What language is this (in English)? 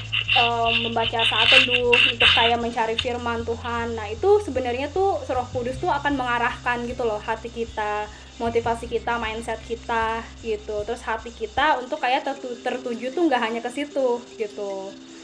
Indonesian